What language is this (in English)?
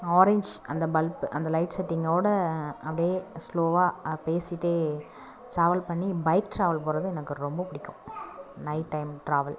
Tamil